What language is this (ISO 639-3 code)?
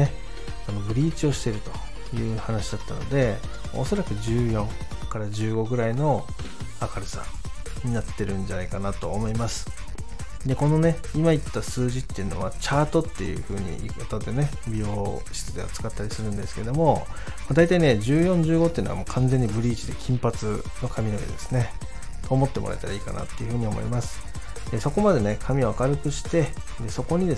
jpn